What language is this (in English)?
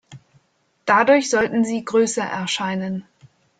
German